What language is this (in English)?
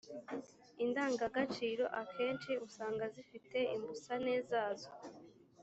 Kinyarwanda